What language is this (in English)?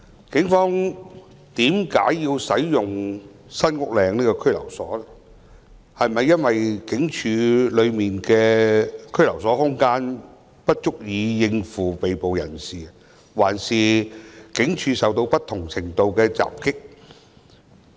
Cantonese